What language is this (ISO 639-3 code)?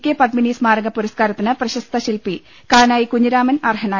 mal